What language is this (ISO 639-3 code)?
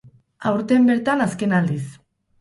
eus